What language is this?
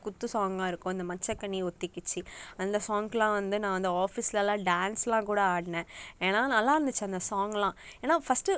Tamil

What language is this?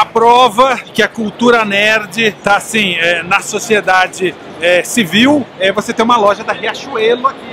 Portuguese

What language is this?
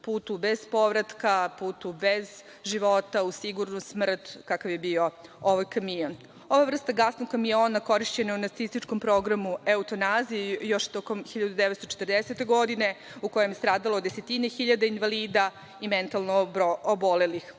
Serbian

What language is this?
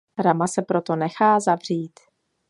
Czech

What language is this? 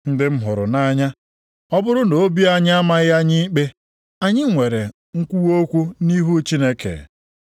Igbo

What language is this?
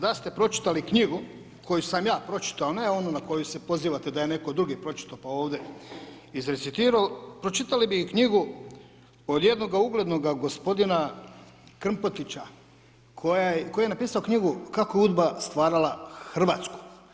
Croatian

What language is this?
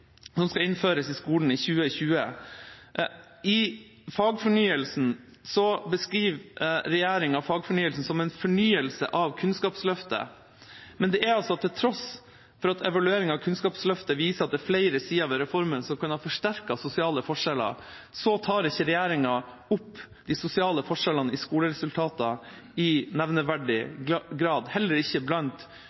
Norwegian Bokmål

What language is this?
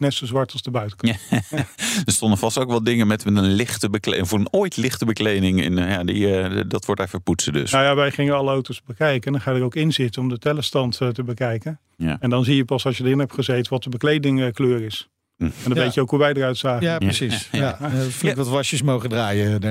Dutch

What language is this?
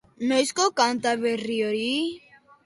Basque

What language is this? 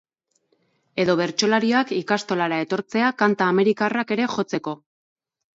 Basque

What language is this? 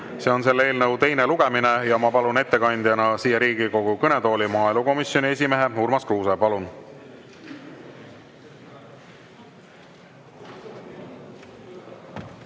Estonian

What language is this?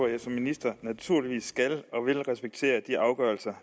Danish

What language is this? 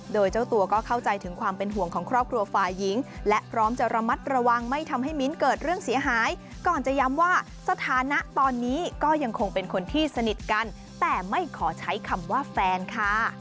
Thai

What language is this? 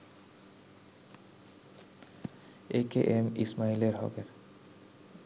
Bangla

